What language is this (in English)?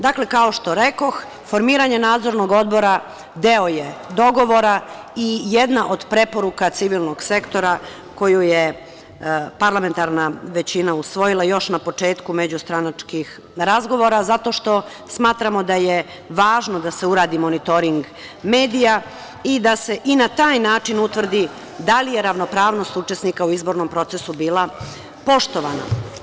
Serbian